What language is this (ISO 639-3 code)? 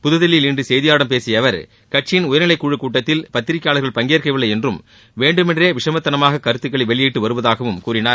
tam